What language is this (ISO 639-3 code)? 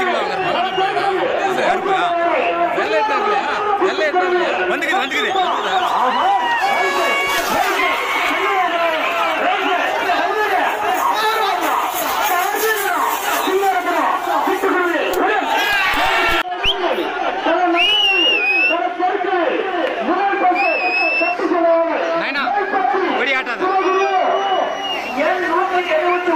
tam